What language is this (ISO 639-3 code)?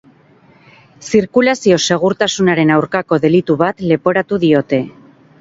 eus